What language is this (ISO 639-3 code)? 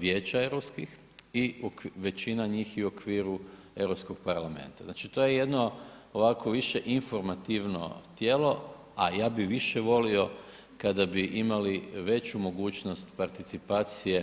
hrv